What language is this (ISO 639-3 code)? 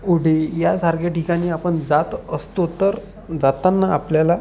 mar